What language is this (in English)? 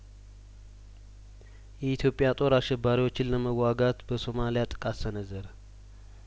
Amharic